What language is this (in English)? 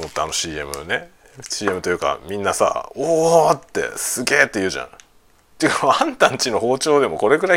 Japanese